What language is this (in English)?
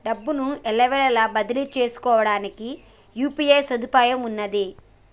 Telugu